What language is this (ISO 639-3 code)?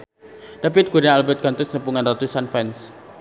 sun